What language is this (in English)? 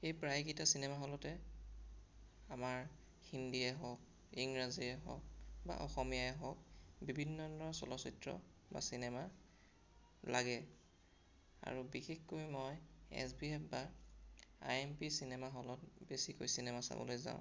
Assamese